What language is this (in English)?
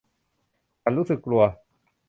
Thai